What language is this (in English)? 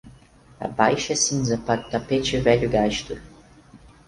Portuguese